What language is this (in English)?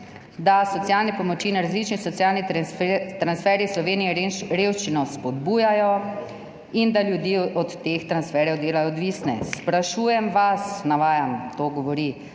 Slovenian